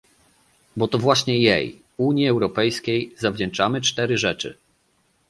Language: Polish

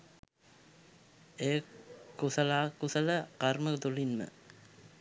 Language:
Sinhala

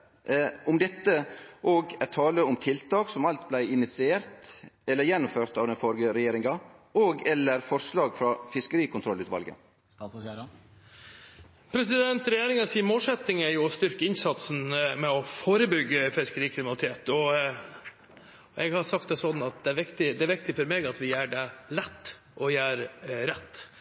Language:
Norwegian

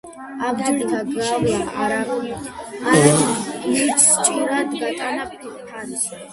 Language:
Georgian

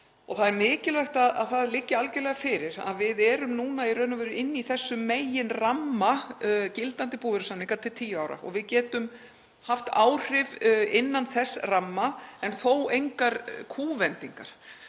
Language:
Icelandic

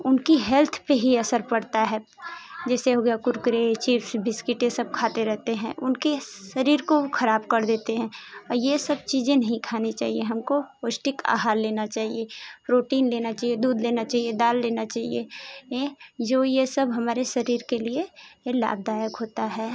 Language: Hindi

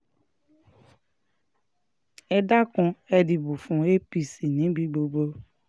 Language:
Yoruba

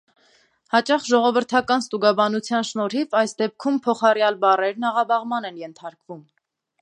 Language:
Armenian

